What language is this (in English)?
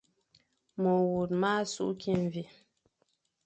Fang